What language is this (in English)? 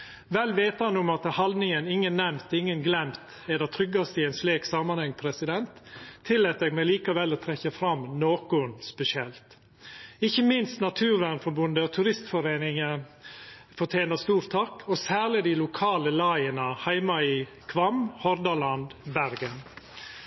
Norwegian Nynorsk